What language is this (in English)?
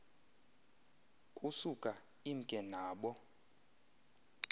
Xhosa